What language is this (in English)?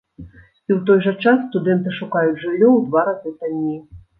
Belarusian